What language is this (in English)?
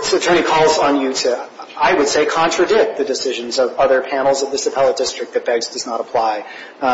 English